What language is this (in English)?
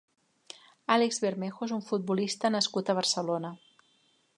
Catalan